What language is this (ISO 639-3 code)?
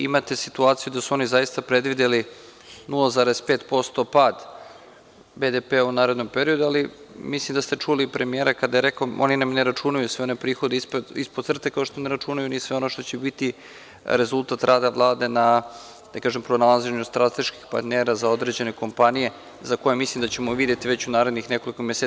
srp